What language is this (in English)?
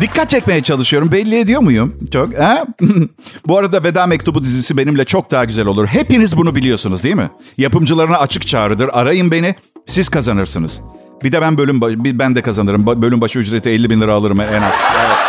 Turkish